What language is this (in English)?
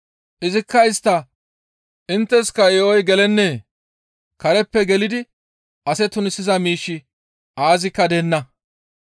Gamo